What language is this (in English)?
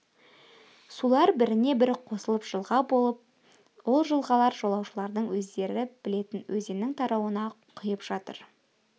Kazakh